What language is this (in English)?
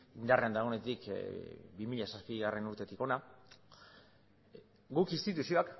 Basque